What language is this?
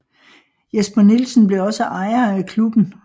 Danish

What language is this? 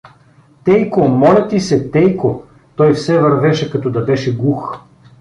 Bulgarian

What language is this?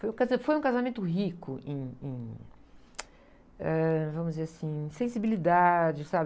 Portuguese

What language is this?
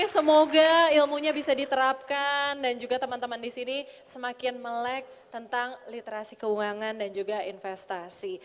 Indonesian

